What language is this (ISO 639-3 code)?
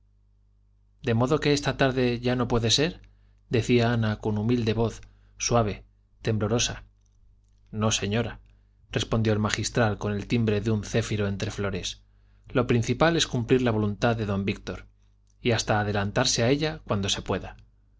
spa